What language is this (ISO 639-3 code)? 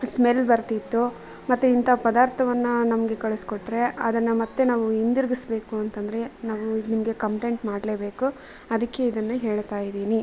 kan